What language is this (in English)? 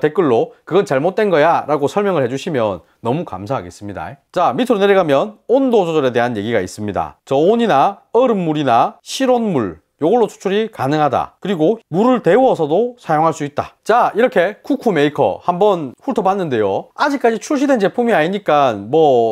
Korean